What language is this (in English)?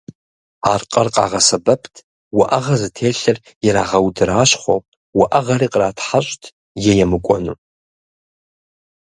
Kabardian